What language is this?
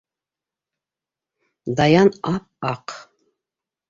Bashkir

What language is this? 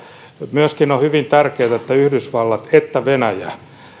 Finnish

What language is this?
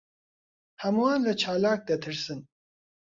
Central Kurdish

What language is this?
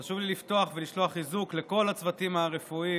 Hebrew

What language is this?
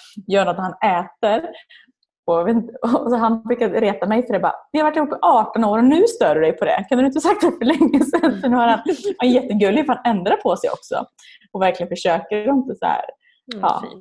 Swedish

